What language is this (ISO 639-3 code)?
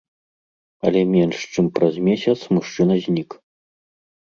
bel